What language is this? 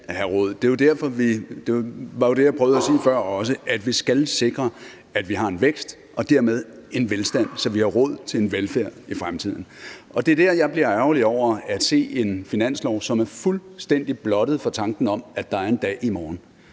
Danish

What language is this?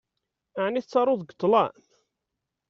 Kabyle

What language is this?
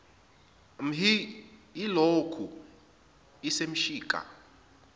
Zulu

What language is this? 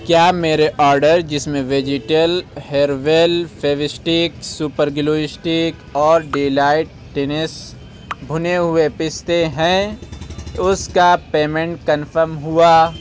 Urdu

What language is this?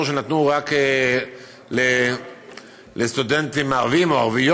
Hebrew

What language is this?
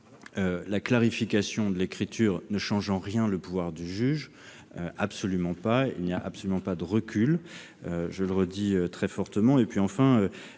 French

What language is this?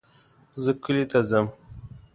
Pashto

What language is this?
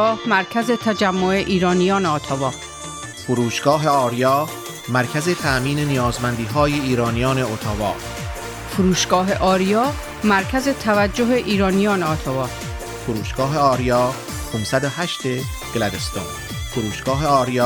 Persian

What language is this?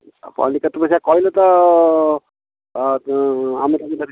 Odia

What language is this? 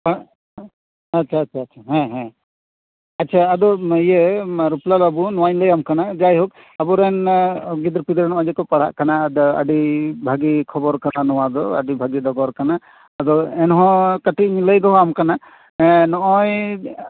Santali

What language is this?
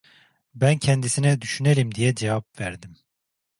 Turkish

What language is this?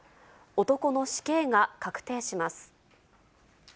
Japanese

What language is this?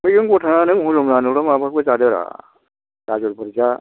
Bodo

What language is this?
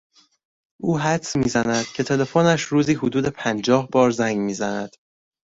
Persian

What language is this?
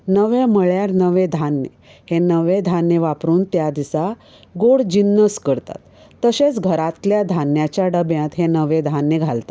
Konkani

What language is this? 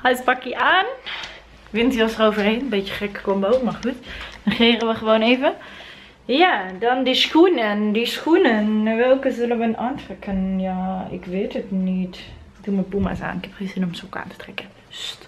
Dutch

